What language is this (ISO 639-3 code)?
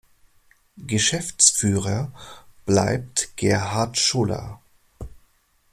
deu